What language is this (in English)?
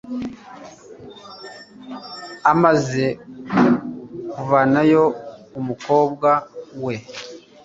Kinyarwanda